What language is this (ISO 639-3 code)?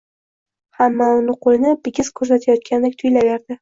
uzb